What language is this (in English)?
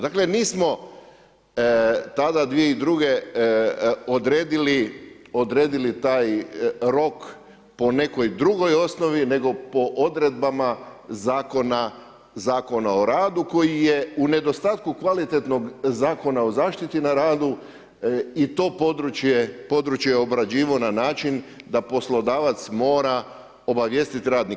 Croatian